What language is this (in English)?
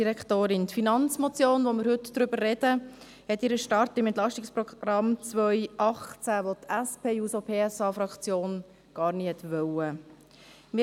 Swiss German